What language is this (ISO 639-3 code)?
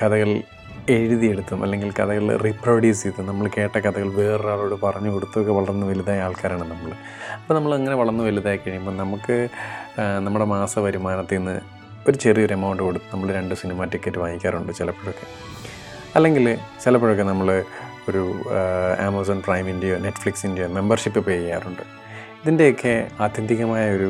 mal